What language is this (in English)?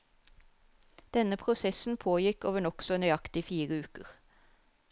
Norwegian